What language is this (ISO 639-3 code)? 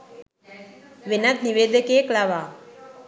sin